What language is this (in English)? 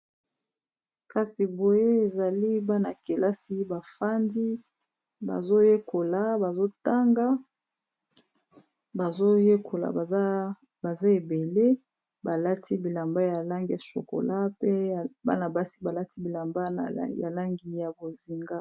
Lingala